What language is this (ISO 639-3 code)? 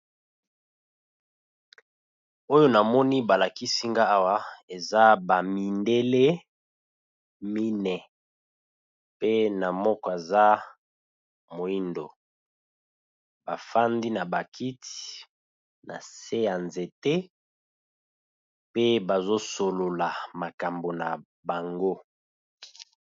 lin